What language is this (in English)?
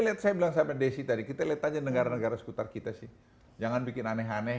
Indonesian